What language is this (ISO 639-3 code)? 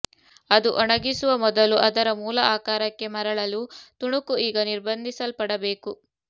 kan